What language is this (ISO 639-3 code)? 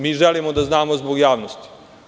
srp